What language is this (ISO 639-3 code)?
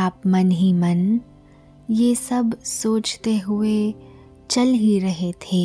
hin